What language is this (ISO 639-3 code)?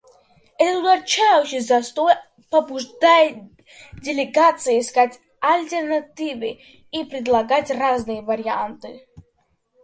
rus